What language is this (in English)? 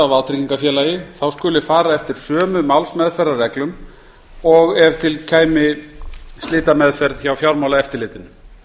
Icelandic